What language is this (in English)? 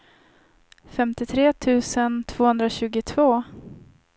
Swedish